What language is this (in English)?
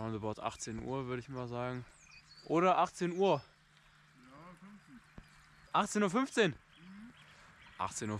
German